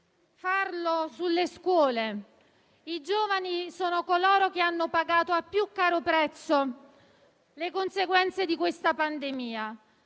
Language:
Italian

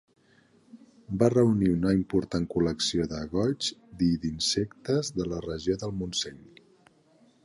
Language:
Catalan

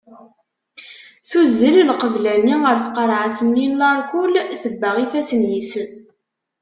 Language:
Kabyle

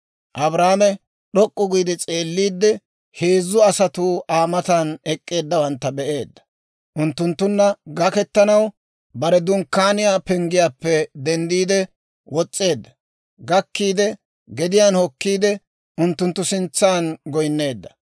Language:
Dawro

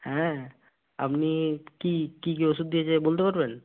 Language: Bangla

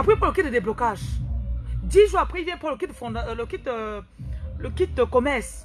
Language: French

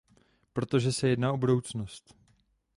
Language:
Czech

